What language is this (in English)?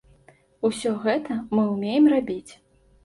Belarusian